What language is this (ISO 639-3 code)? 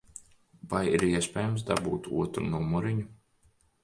lav